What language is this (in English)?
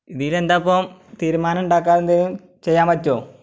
Malayalam